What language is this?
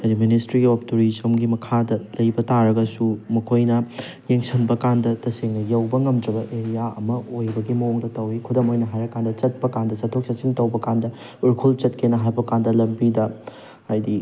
Manipuri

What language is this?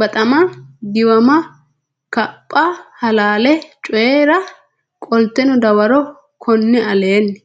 Sidamo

